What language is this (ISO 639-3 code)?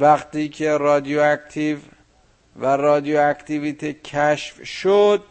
fas